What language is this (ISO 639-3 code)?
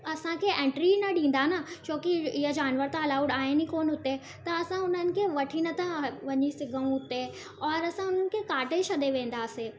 snd